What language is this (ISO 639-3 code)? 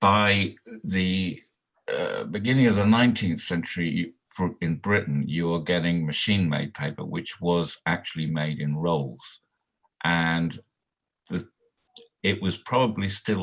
eng